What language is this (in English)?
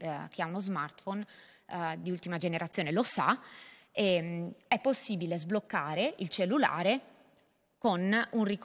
Italian